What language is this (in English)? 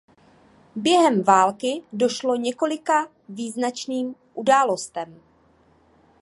Czech